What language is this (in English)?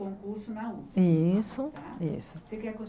Portuguese